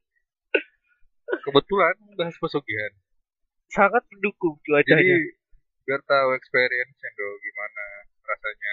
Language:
Indonesian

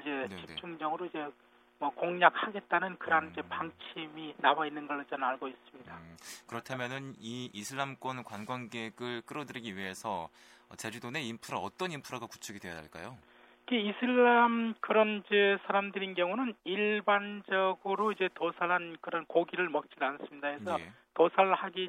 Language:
Korean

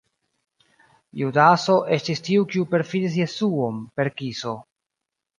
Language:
Esperanto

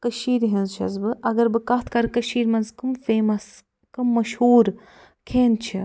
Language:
Kashmiri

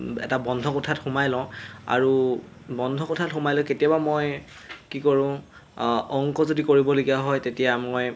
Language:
Assamese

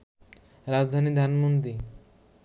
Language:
Bangla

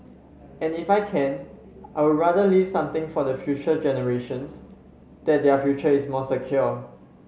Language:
English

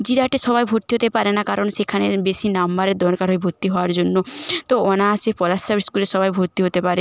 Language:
Bangla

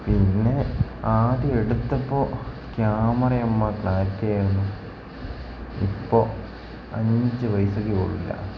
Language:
Malayalam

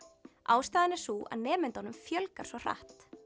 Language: Icelandic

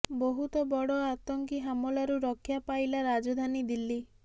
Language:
Odia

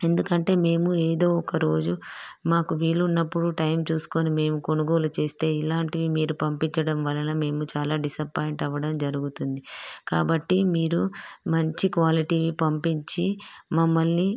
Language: Telugu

